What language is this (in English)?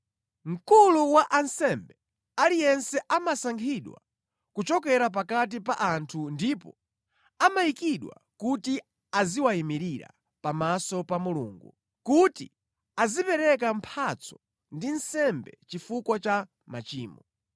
Nyanja